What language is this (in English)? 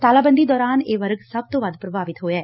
Punjabi